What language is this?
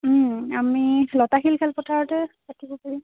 Assamese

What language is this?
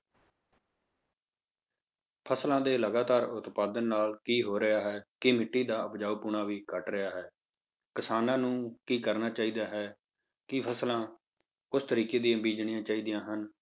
Punjabi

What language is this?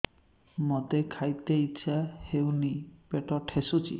Odia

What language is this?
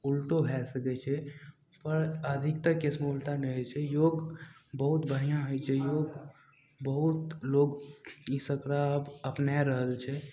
Maithili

